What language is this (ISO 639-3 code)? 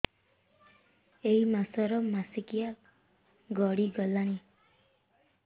ori